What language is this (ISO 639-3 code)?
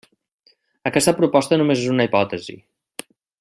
cat